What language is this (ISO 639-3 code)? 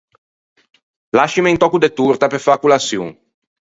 lij